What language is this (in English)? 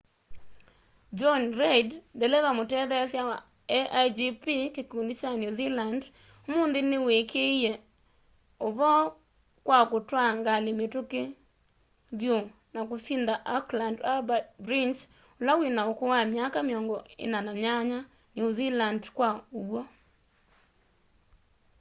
Kamba